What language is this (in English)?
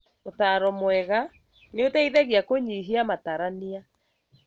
Kikuyu